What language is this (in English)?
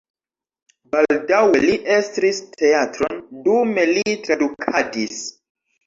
Esperanto